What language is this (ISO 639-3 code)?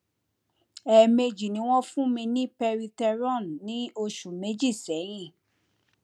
yor